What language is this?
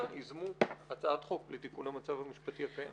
Hebrew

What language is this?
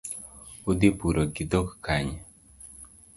Luo (Kenya and Tanzania)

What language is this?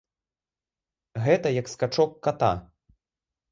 Belarusian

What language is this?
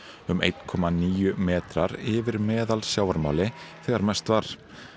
Icelandic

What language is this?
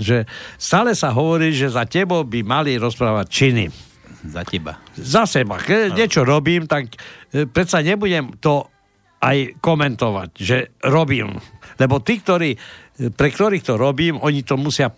Slovak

